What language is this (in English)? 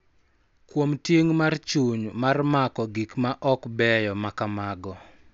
Luo (Kenya and Tanzania)